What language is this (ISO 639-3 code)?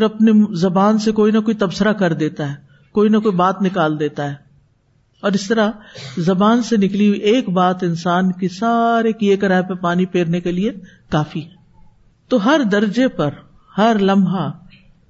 urd